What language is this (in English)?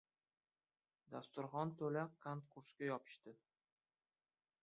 Uzbek